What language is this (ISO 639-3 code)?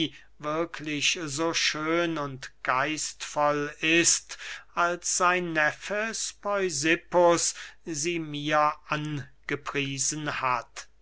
deu